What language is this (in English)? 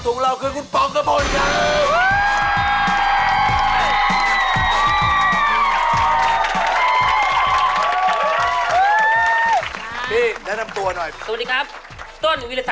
Thai